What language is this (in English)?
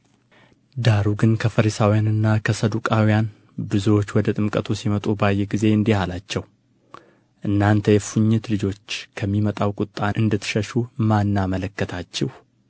Amharic